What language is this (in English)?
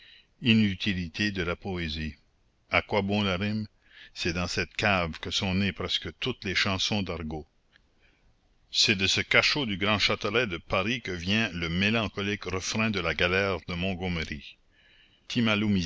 French